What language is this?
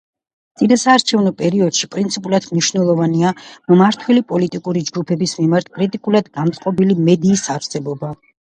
Georgian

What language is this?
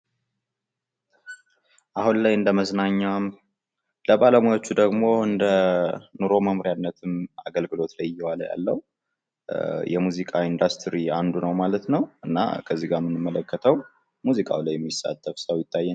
Amharic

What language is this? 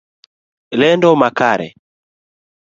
Luo (Kenya and Tanzania)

